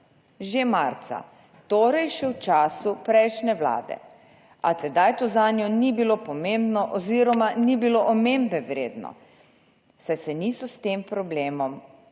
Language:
Slovenian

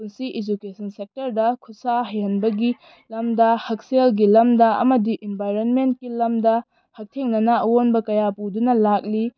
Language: Manipuri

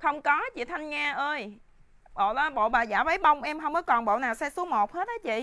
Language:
Vietnamese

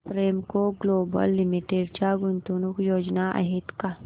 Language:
Marathi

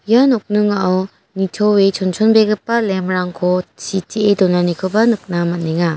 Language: Garo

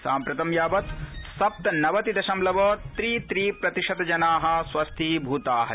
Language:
Sanskrit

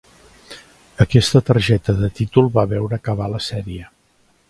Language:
Catalan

